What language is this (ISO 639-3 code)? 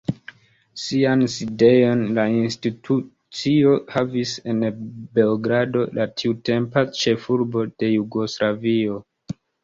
epo